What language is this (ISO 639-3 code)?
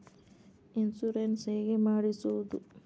kan